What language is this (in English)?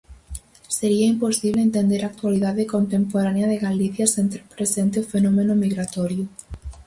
Galician